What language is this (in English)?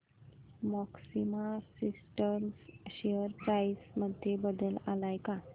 Marathi